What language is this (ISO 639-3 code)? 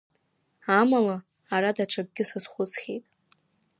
abk